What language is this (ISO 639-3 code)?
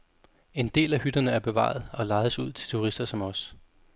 dan